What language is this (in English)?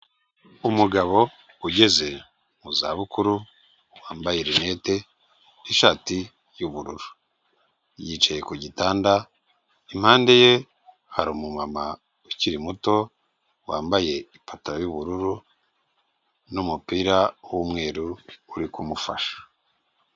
Kinyarwanda